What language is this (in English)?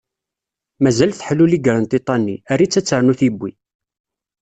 Kabyle